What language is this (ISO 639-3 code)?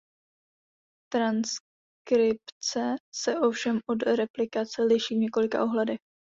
ces